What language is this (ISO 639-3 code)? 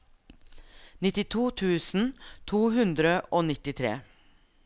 nor